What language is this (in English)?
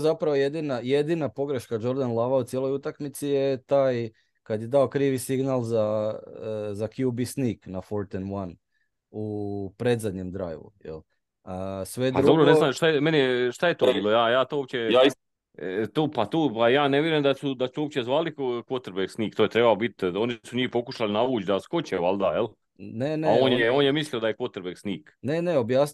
Croatian